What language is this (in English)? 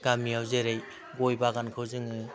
Bodo